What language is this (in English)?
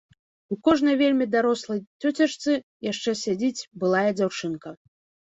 Belarusian